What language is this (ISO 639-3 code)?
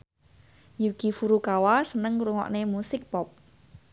jav